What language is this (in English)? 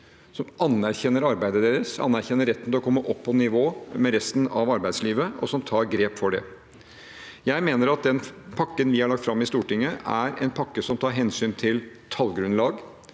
Norwegian